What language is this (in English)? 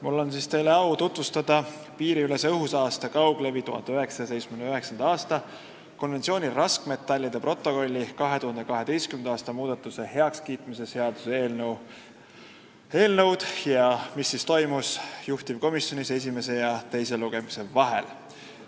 Estonian